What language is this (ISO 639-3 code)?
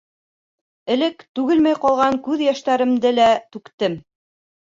bak